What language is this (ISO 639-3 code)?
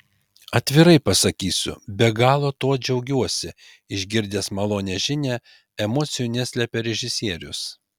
lit